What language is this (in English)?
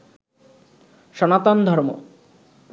Bangla